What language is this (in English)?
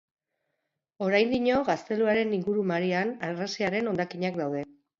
Basque